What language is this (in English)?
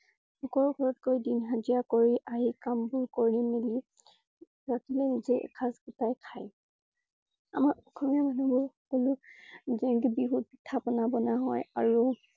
Assamese